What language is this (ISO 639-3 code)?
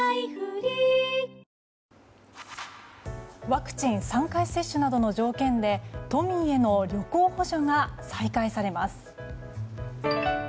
jpn